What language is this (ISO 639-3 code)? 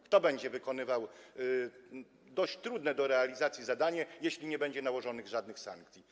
pol